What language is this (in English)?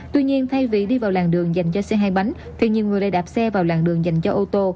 Vietnamese